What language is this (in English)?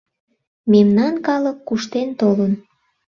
Mari